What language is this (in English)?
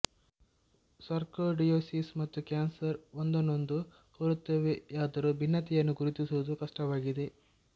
Kannada